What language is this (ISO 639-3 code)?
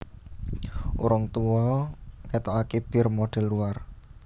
jav